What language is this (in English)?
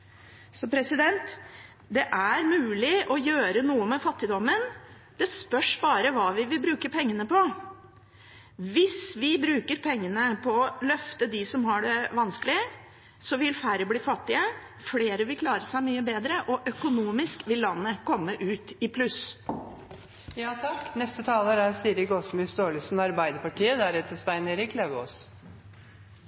Norwegian Bokmål